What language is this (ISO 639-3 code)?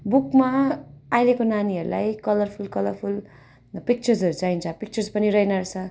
nep